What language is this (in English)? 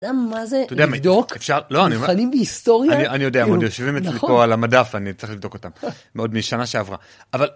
Hebrew